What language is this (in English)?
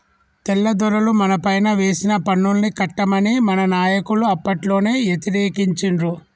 Telugu